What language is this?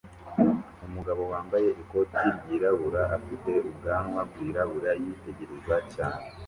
Kinyarwanda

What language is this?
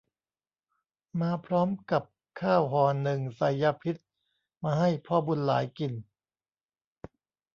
Thai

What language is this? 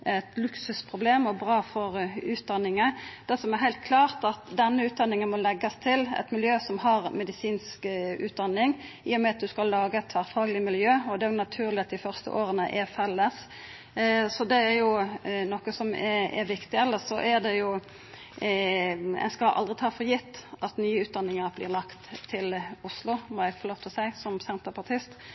Norwegian Nynorsk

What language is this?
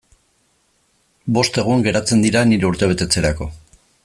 Basque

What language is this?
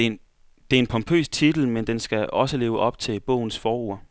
Danish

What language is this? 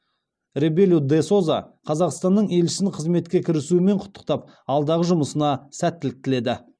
Kazakh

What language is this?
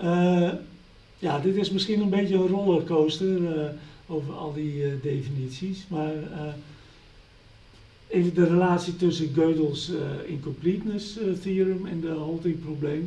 Dutch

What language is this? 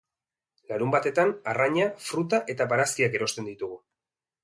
Basque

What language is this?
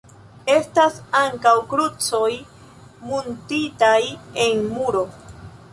Esperanto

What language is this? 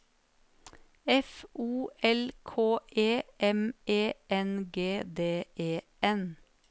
Norwegian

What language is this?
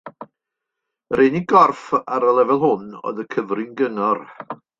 Welsh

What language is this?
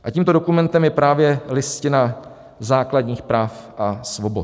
Czech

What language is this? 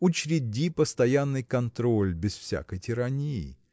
Russian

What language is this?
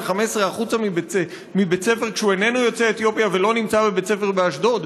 Hebrew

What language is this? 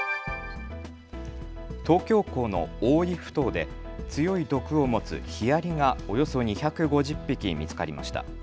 Japanese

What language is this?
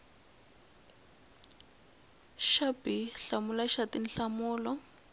Tsonga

